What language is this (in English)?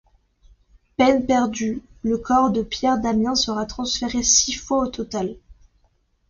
French